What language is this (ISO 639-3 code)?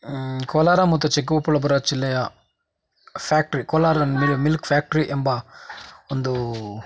kan